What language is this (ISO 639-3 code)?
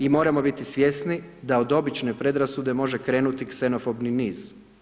hrv